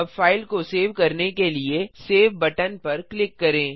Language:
Hindi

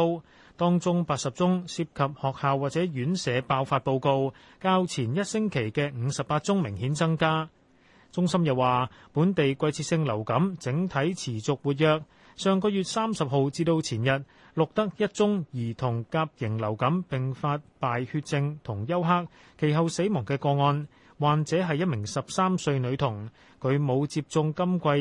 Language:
Chinese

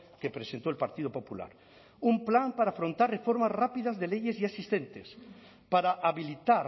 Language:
Spanish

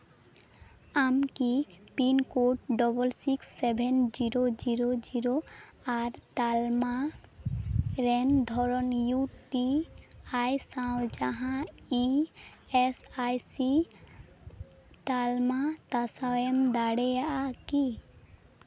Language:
Santali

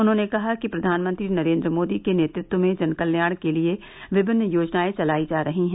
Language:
Hindi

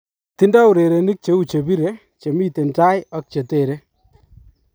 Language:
Kalenjin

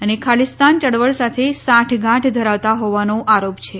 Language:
Gujarati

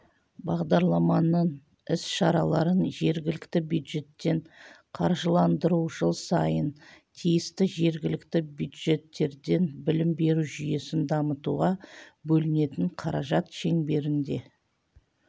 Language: Kazakh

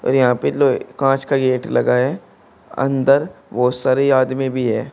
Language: Hindi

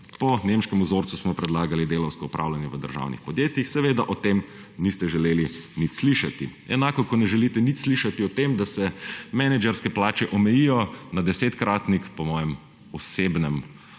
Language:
Slovenian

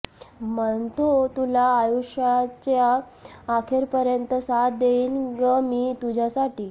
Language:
Marathi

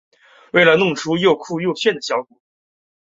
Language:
Chinese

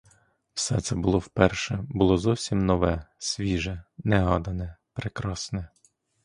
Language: Ukrainian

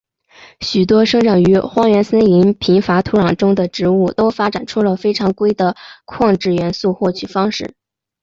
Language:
Chinese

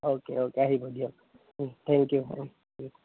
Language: Assamese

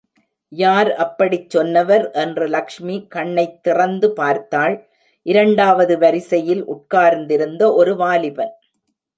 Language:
Tamil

